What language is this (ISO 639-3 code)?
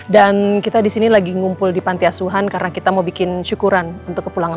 ind